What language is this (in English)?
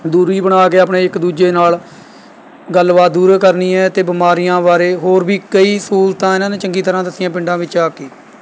Punjabi